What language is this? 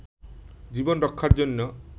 Bangla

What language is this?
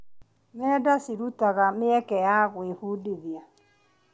Kikuyu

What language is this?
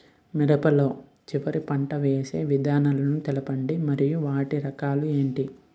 Telugu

